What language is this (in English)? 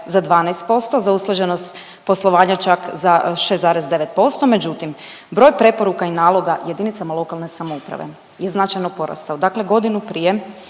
Croatian